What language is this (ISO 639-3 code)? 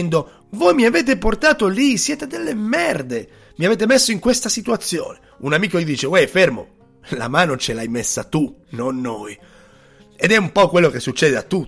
ita